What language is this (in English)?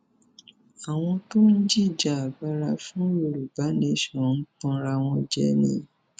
Yoruba